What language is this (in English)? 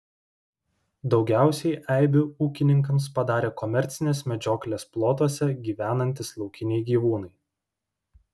Lithuanian